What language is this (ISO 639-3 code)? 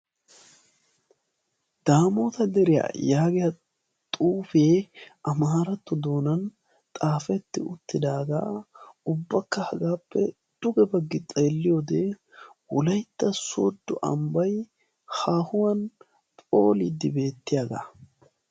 wal